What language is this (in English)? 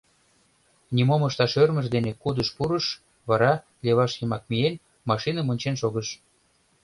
Mari